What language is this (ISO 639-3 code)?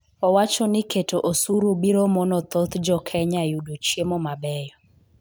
luo